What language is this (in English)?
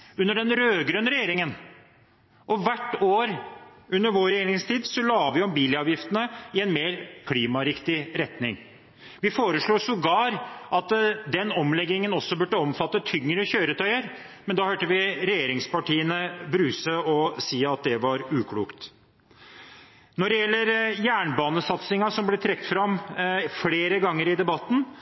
Norwegian Bokmål